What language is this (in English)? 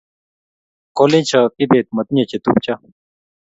Kalenjin